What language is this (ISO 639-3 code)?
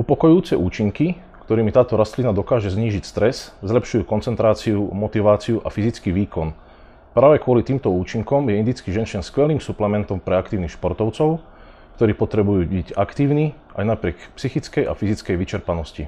slk